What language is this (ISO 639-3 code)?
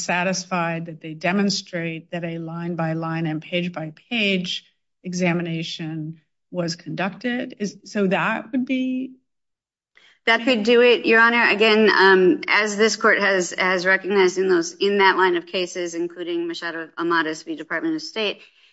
eng